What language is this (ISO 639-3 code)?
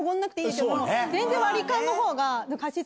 jpn